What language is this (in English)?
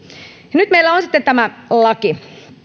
Finnish